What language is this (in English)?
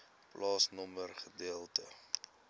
Afrikaans